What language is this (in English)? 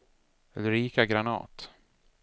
Swedish